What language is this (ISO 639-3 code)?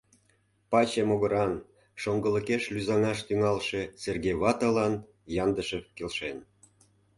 chm